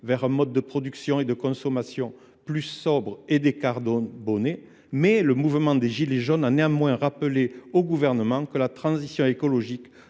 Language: French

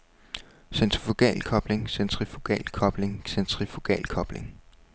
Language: Danish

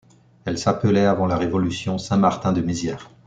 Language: French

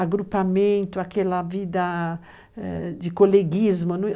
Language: Portuguese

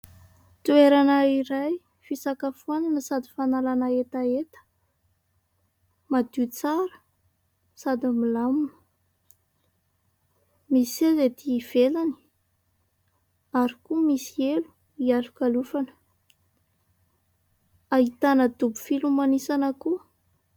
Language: Malagasy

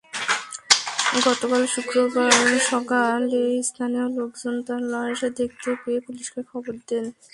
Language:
Bangla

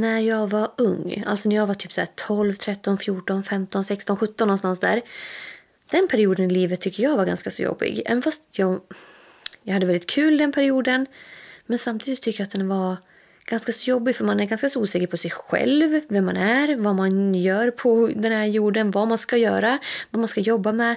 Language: Swedish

